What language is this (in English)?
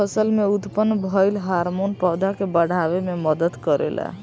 Bhojpuri